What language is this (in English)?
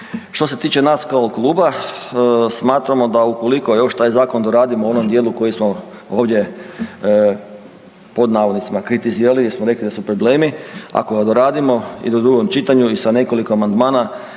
Croatian